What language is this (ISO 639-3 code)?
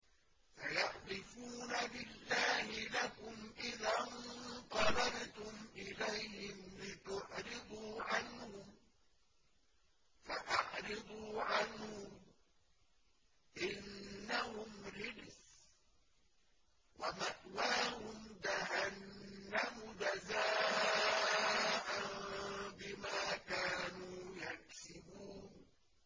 ara